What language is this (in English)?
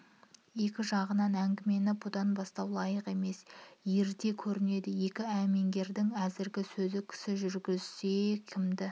Kazakh